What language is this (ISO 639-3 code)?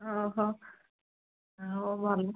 ori